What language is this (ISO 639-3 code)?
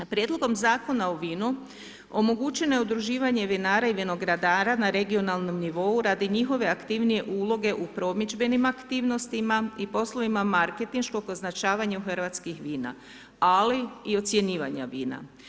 hrv